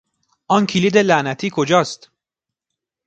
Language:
Persian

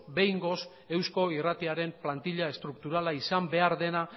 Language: Basque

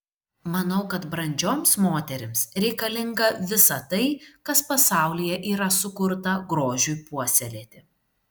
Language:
Lithuanian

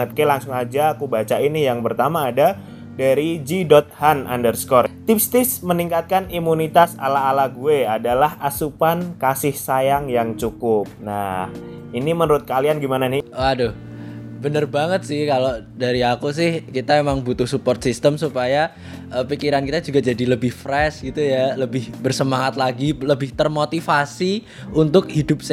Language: Indonesian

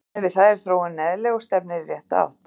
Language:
Icelandic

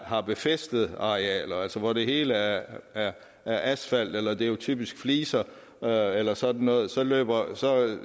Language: Danish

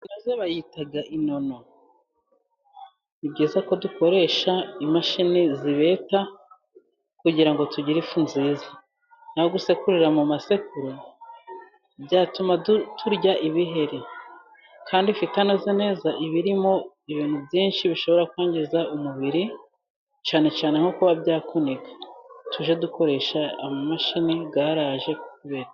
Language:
Kinyarwanda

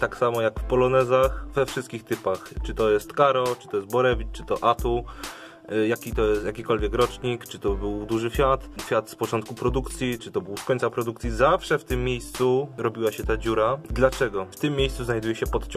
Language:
Polish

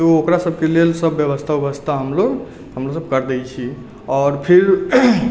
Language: Maithili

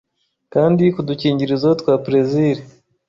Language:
Kinyarwanda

